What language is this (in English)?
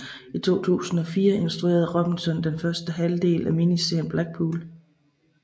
Danish